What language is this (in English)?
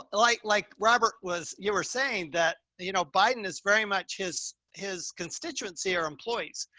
English